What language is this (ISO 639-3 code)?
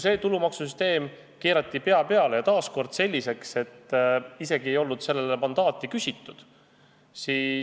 est